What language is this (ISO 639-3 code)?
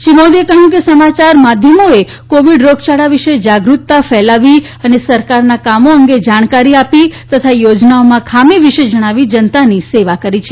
guj